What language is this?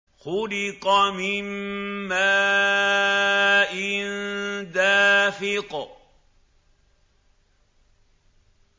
Arabic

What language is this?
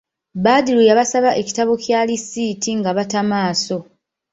Ganda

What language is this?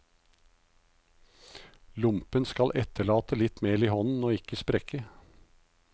Norwegian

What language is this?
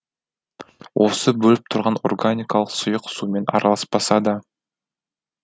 Kazakh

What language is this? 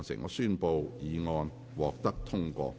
Cantonese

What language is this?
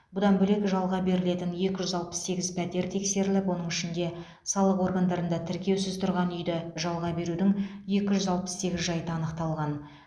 Kazakh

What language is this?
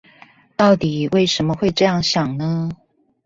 Chinese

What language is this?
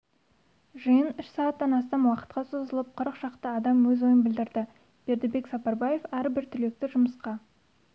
Kazakh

